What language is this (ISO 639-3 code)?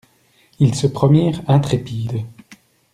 fra